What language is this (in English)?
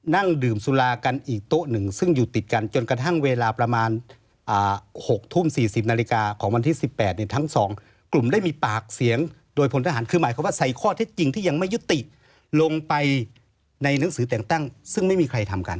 Thai